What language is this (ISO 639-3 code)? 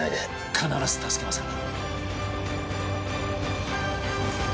jpn